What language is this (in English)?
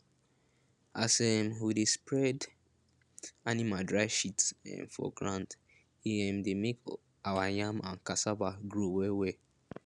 Nigerian Pidgin